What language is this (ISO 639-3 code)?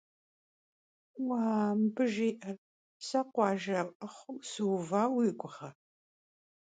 kbd